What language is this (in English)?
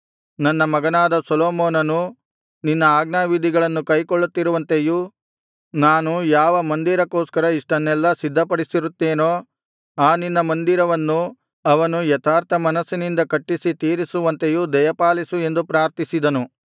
Kannada